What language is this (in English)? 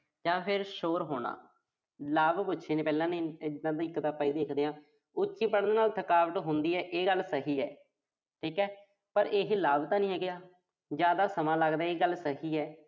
Punjabi